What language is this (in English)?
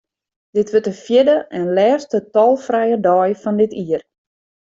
Western Frisian